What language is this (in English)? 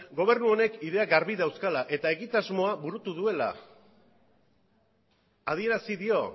Basque